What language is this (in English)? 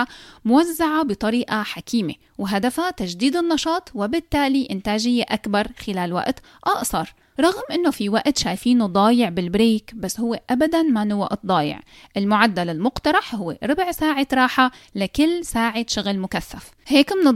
Arabic